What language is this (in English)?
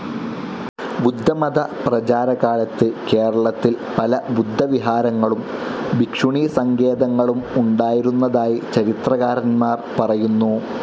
Malayalam